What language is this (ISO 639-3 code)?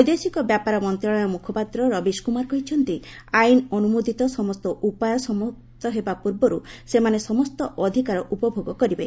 ori